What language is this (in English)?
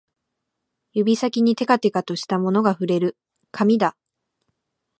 Japanese